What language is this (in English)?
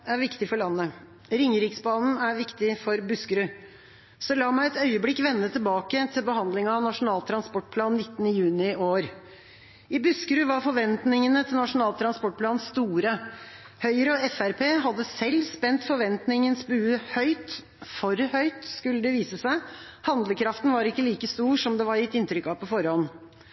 Norwegian Bokmål